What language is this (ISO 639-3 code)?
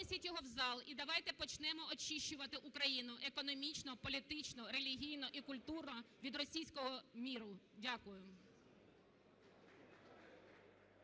ukr